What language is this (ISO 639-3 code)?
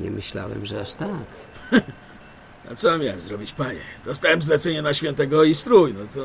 pol